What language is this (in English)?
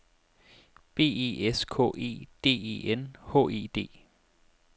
Danish